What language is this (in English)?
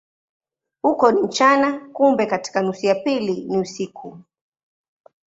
Swahili